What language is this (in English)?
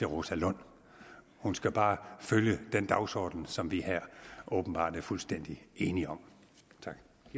Danish